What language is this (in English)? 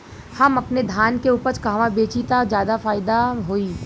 Bhojpuri